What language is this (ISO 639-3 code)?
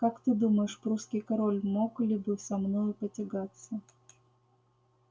rus